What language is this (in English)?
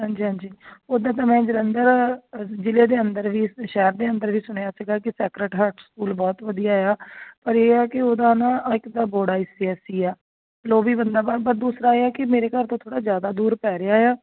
Punjabi